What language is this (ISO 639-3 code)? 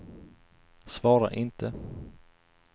swe